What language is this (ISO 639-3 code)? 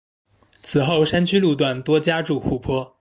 zho